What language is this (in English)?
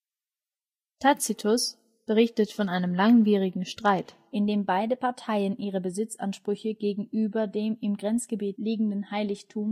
German